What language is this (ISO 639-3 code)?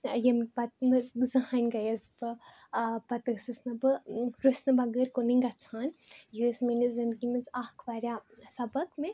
kas